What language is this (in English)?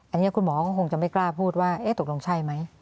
Thai